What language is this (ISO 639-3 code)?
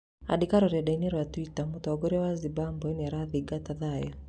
kik